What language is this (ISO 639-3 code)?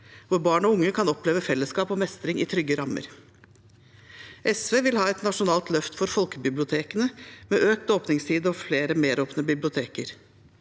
nor